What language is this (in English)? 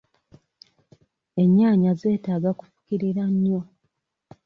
Ganda